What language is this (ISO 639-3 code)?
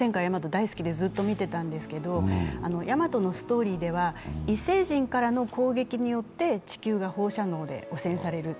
jpn